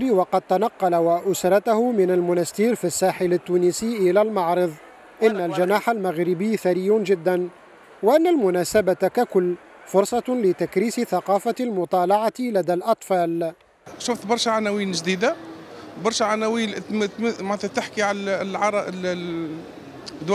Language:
Arabic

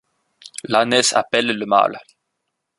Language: French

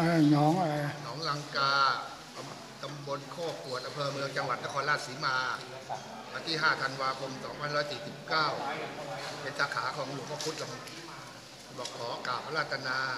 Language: Thai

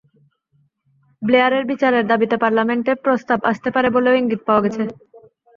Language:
Bangla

